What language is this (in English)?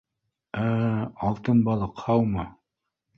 Bashkir